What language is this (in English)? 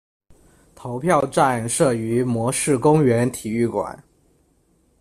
Chinese